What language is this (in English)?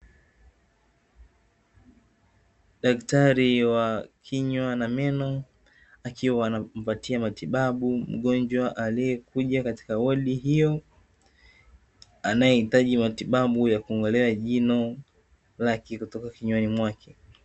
Swahili